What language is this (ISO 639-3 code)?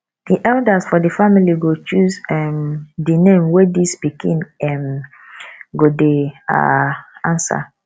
pcm